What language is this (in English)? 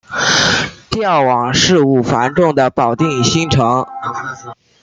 Chinese